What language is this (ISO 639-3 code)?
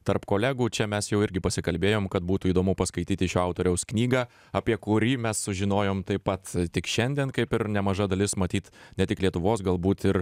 lit